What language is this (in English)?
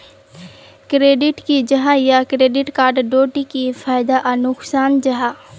Magahi